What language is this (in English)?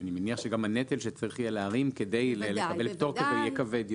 Hebrew